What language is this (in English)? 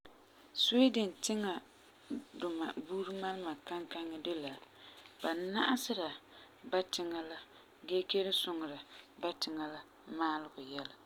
Frafra